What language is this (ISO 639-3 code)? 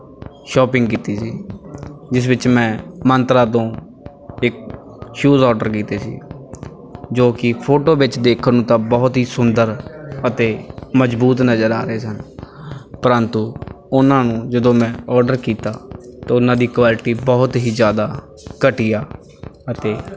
pan